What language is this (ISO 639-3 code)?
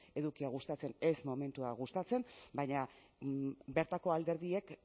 eus